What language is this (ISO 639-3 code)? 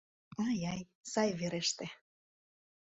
chm